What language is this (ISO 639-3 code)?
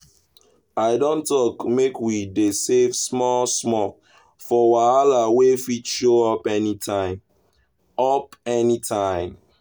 pcm